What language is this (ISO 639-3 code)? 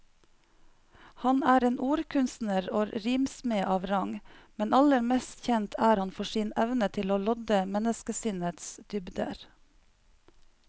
nor